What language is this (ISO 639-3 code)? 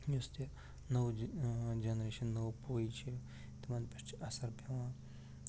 kas